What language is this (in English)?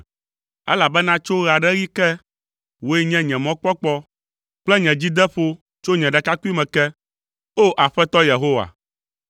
Ewe